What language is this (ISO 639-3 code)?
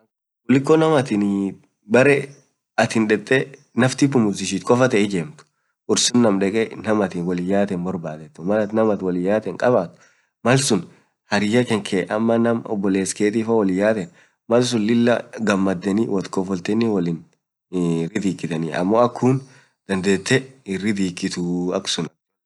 orc